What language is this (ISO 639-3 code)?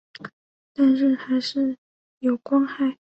zho